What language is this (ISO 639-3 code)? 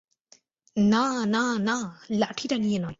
ben